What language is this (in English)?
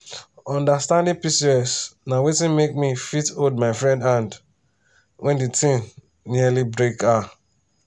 Nigerian Pidgin